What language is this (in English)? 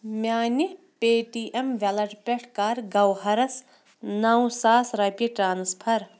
Kashmiri